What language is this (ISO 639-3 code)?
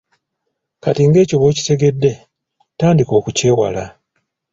lug